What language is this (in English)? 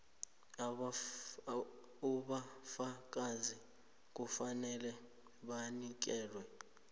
South Ndebele